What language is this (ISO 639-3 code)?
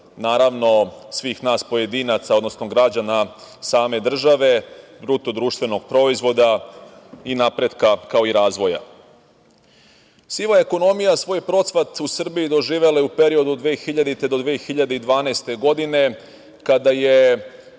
srp